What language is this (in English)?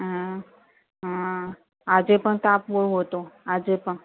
Gujarati